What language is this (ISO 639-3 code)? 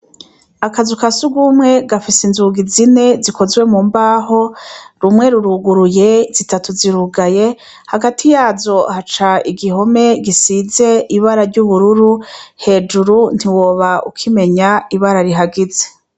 run